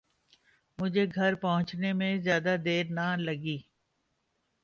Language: Urdu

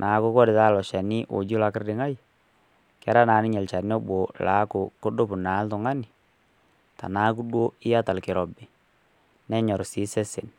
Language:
Masai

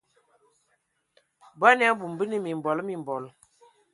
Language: Ewondo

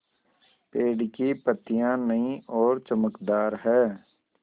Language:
Hindi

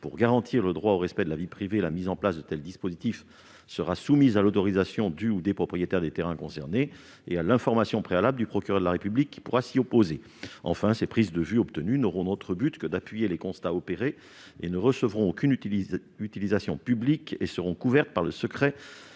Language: French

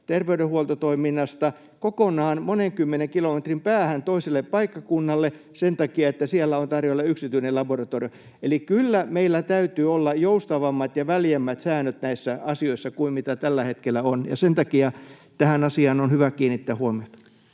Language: Finnish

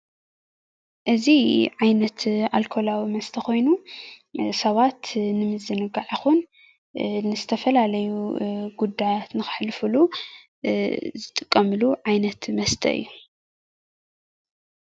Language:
Tigrinya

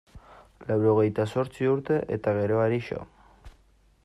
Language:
Basque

